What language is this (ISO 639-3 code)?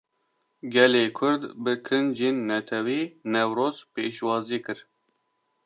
kur